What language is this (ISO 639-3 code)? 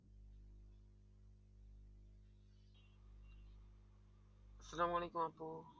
ben